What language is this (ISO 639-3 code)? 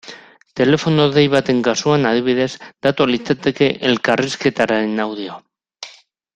eus